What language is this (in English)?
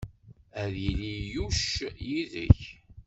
Kabyle